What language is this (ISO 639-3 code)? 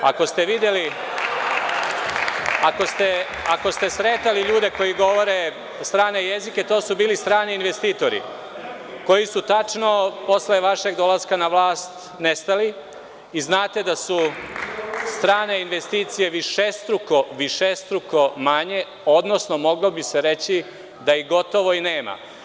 srp